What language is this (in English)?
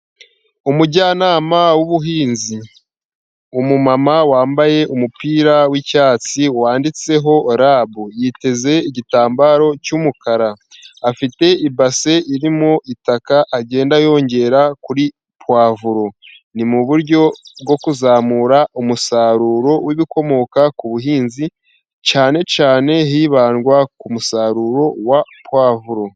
Kinyarwanda